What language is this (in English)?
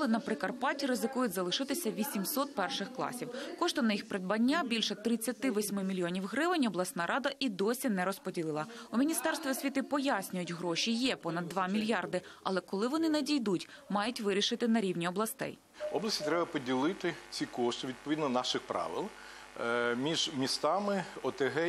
Ukrainian